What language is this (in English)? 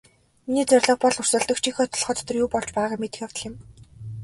Mongolian